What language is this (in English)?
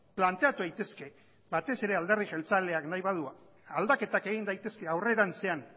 Basque